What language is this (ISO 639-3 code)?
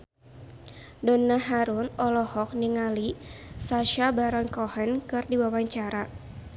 sun